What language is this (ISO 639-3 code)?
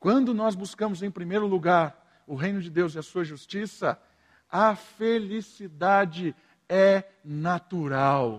por